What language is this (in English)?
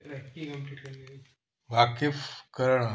Sindhi